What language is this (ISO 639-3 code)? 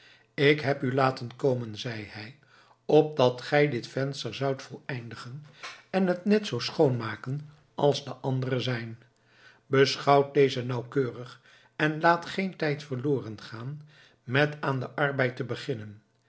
nld